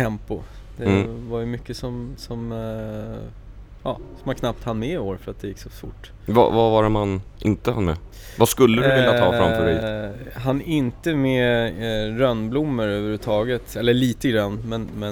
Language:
Swedish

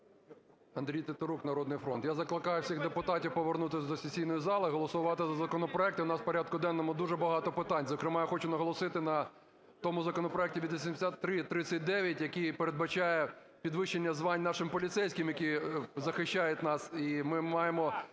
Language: Ukrainian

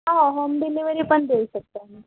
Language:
Marathi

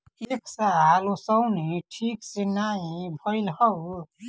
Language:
Bhojpuri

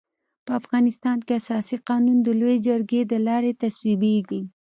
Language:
Pashto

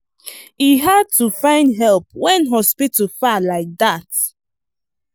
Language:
Nigerian Pidgin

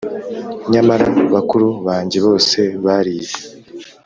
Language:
Kinyarwanda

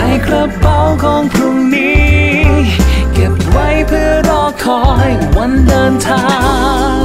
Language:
Thai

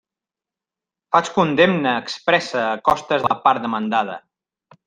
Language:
Catalan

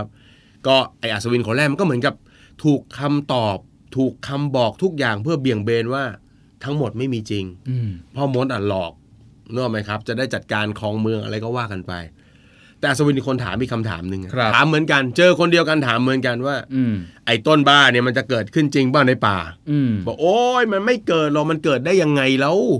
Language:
Thai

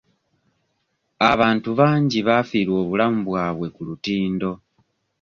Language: Ganda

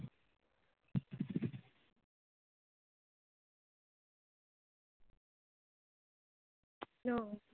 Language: Bangla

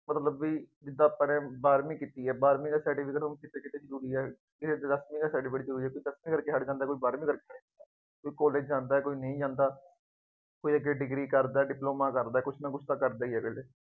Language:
Punjabi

